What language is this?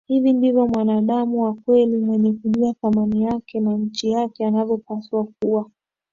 Swahili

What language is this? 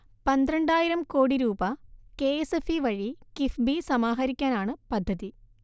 Malayalam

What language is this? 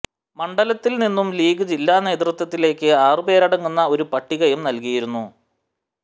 Malayalam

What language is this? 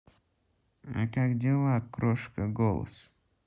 Russian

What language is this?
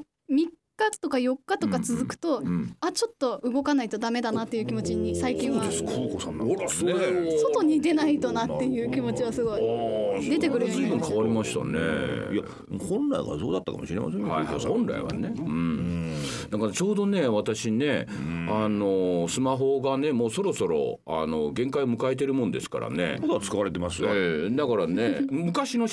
Japanese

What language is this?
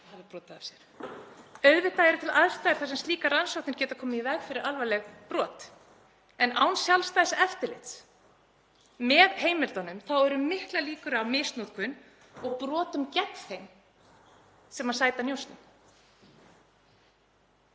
Icelandic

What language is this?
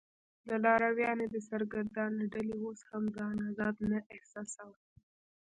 Pashto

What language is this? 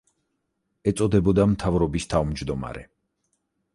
Georgian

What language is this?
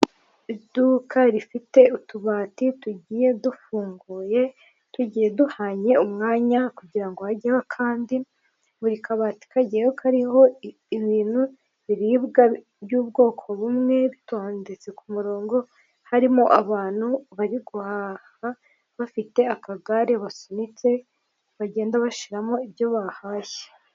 Kinyarwanda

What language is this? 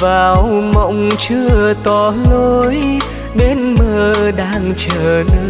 Vietnamese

